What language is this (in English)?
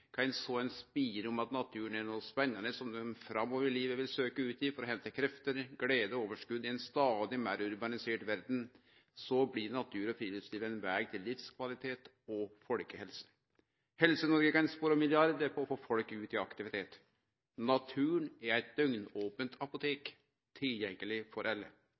Norwegian Nynorsk